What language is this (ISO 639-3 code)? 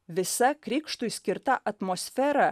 lit